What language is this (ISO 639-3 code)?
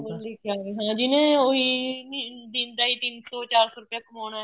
pan